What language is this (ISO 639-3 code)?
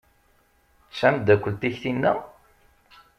kab